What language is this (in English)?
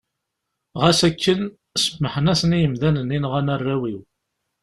Kabyle